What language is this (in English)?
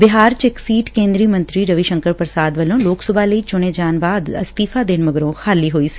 Punjabi